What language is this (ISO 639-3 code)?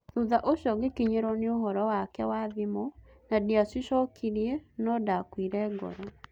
kik